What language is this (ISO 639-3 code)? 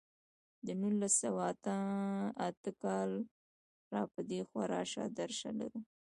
pus